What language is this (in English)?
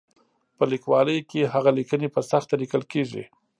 Pashto